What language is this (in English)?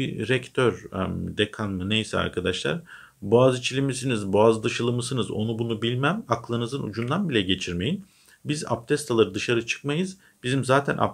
Turkish